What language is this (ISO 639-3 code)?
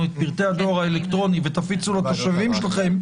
heb